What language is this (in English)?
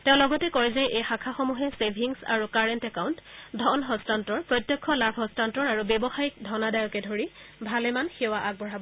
Assamese